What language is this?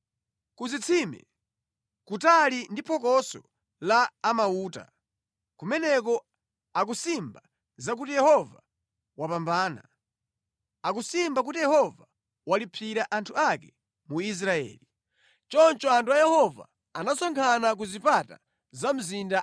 Nyanja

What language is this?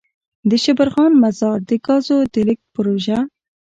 Pashto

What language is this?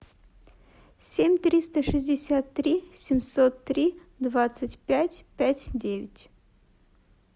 Russian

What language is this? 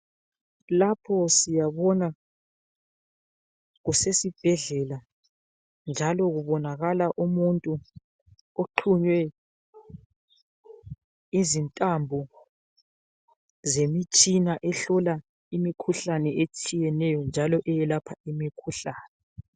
North Ndebele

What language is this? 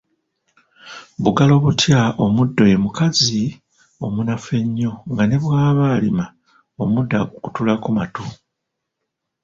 Ganda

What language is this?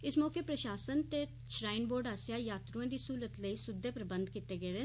Dogri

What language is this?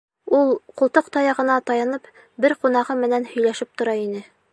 Bashkir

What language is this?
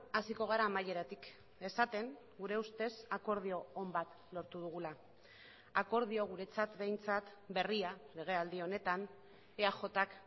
Basque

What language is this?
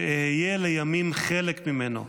Hebrew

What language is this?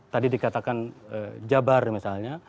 Indonesian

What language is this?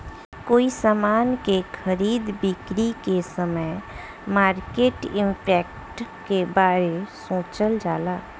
Bhojpuri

